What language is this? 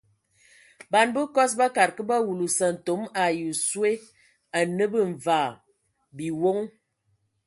Ewondo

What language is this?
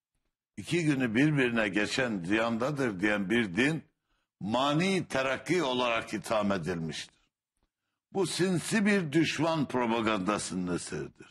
Turkish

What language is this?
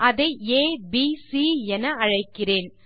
Tamil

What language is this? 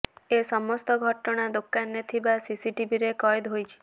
Odia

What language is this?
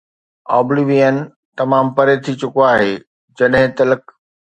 Sindhi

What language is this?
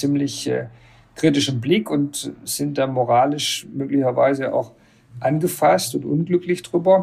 German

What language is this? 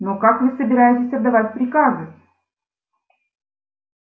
Russian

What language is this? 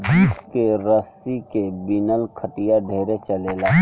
Bhojpuri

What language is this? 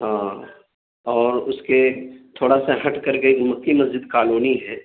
Urdu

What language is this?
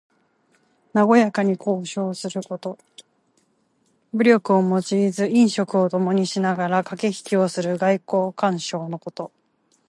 Japanese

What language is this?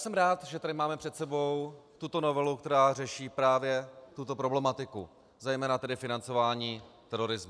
Czech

